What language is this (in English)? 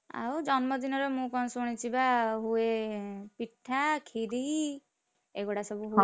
Odia